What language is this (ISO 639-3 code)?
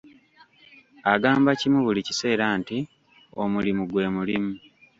lug